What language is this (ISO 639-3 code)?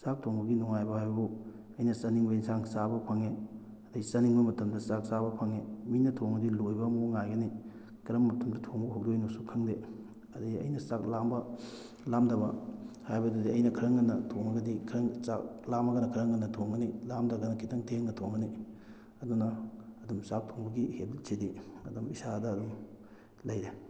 mni